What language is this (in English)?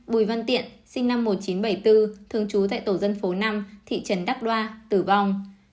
Vietnamese